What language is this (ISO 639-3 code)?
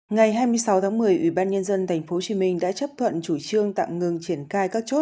vie